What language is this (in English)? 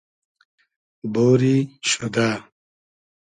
Hazaragi